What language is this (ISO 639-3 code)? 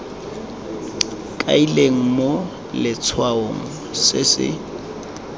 tsn